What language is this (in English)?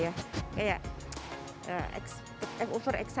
Indonesian